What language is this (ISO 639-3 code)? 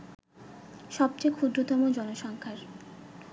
ben